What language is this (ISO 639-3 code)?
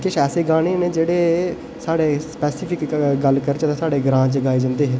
doi